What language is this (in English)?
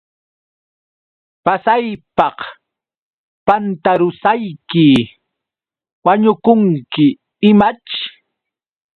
Yauyos Quechua